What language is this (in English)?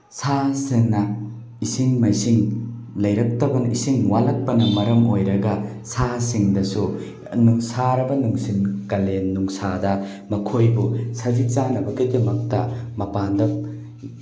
Manipuri